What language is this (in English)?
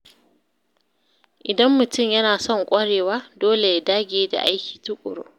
Hausa